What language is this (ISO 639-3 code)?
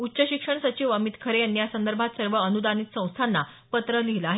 mar